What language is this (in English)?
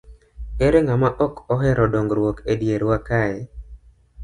Luo (Kenya and Tanzania)